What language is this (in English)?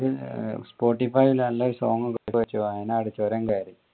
Malayalam